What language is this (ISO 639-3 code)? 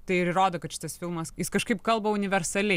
lit